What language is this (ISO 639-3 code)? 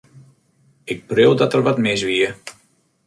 fry